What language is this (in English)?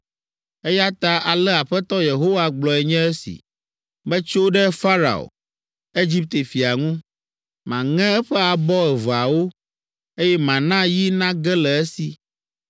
Ewe